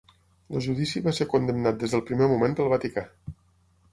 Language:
Catalan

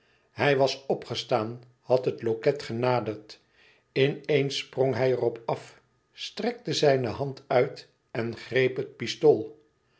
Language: Dutch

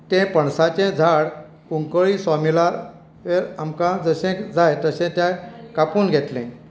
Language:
Konkani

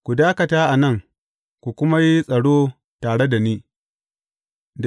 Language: Hausa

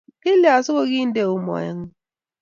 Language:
Kalenjin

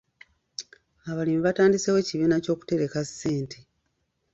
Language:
Ganda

